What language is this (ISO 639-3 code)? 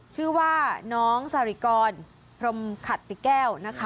tha